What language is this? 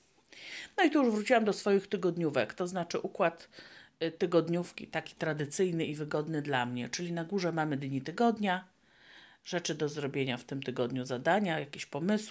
Polish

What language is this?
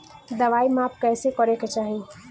Bhojpuri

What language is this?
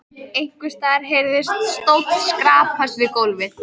Icelandic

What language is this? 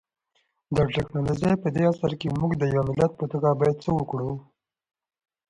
Pashto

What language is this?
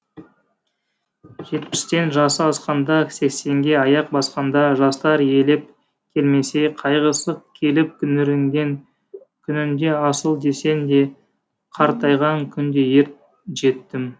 Kazakh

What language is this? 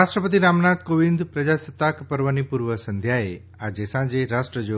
Gujarati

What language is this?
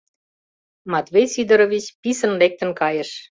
Mari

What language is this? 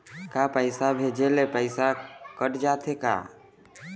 Chhattisgarhi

